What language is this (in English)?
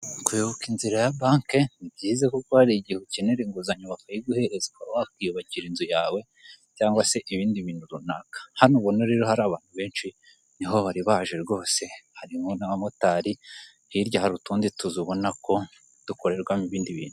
Kinyarwanda